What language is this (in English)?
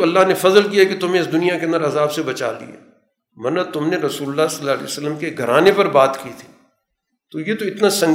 Urdu